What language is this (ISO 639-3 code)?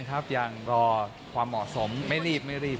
tha